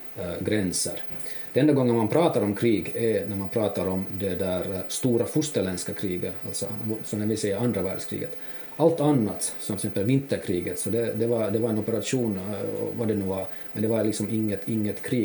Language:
Swedish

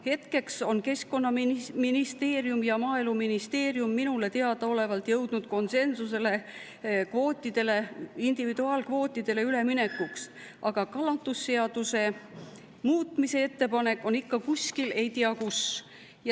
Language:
Estonian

